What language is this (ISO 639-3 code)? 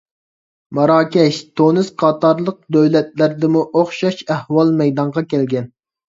uig